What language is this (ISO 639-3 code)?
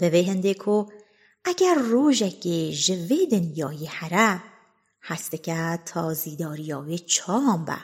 fas